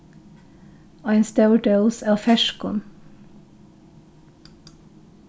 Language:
Faroese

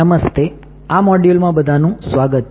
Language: Gujarati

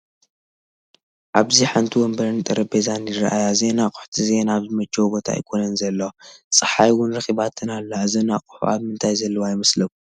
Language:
Tigrinya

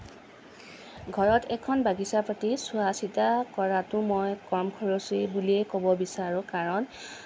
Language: Assamese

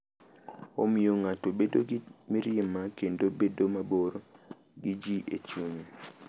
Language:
Luo (Kenya and Tanzania)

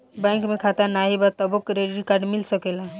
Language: Bhojpuri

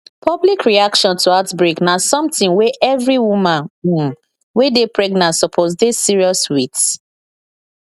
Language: Nigerian Pidgin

